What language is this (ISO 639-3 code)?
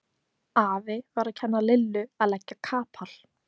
isl